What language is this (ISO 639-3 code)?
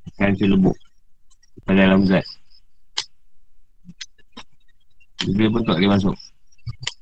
msa